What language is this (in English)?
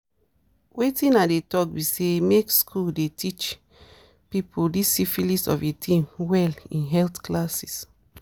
Nigerian Pidgin